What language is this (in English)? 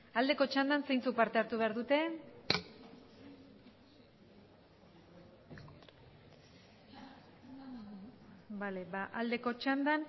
Basque